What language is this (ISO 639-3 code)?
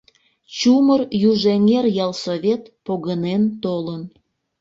chm